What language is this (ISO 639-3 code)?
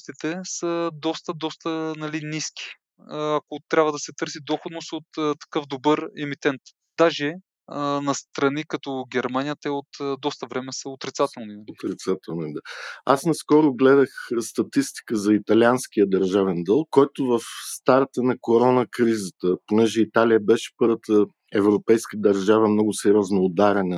bul